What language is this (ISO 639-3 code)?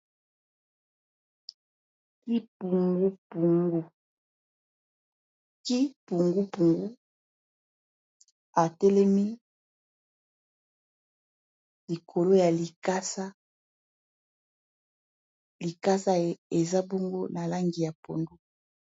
lin